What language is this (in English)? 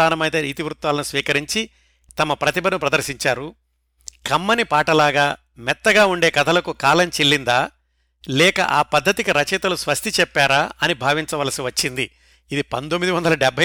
Telugu